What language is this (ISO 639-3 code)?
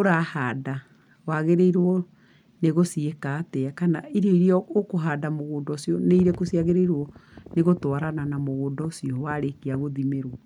kik